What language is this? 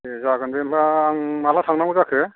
Bodo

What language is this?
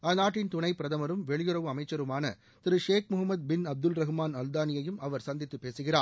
Tamil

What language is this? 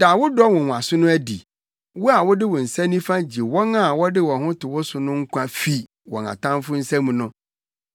Akan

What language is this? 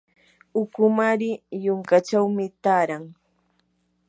Yanahuanca Pasco Quechua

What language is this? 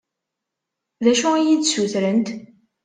Kabyle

